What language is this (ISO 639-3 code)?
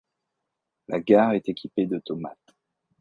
fra